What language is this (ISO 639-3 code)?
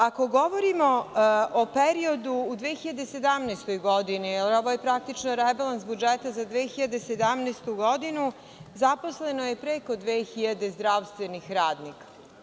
srp